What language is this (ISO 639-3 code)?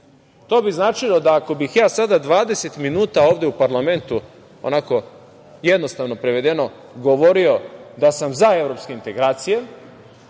srp